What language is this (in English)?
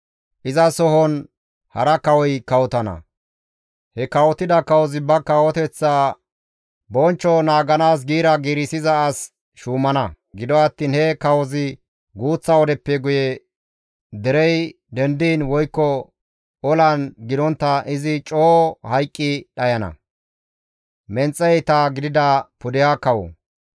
Gamo